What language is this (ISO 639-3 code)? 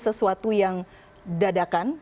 ind